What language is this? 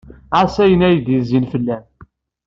Kabyle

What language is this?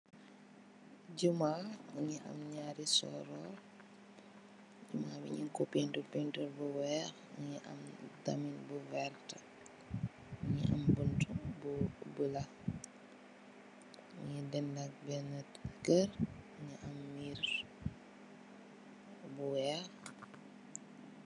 Wolof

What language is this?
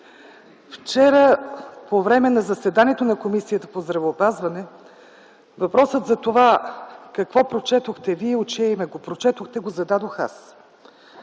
Bulgarian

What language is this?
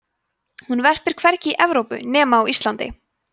Icelandic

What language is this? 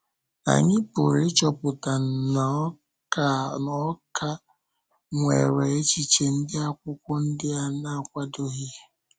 Igbo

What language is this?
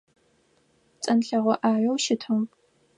Adyghe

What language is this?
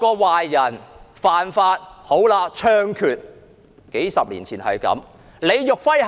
Cantonese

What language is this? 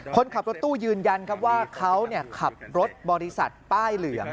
Thai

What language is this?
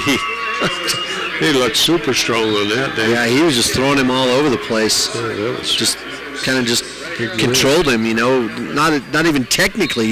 English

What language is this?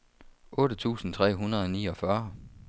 Danish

